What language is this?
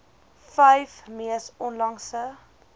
Afrikaans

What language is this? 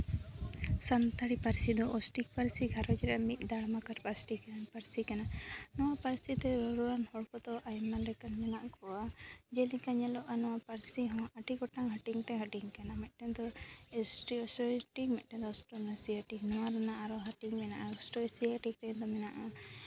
Santali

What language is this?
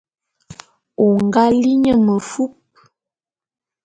Bulu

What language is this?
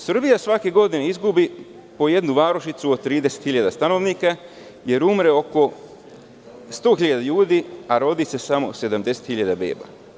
Serbian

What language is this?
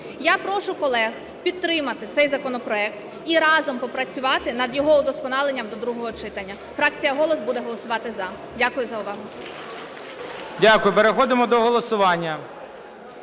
Ukrainian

